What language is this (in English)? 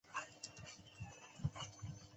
Chinese